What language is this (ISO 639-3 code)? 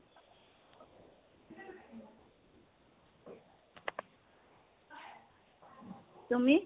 asm